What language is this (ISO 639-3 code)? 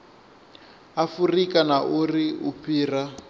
ven